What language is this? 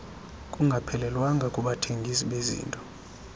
Xhosa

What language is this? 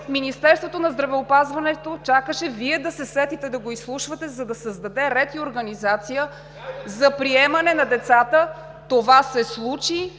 Bulgarian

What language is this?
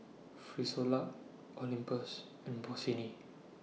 English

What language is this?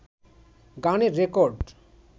Bangla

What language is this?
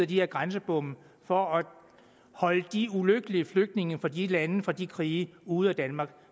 Danish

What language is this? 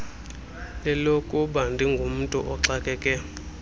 Xhosa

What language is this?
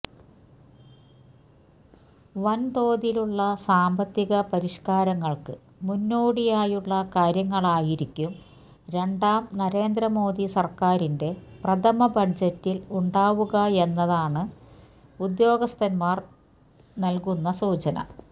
Malayalam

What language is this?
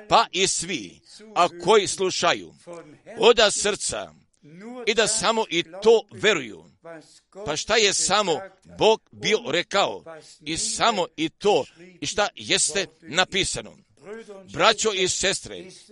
Croatian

